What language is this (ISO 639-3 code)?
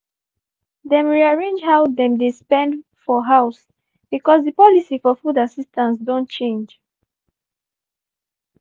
pcm